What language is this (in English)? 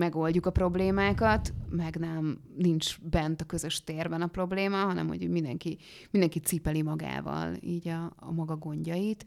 Hungarian